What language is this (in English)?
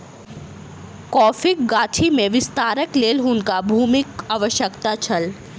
Maithili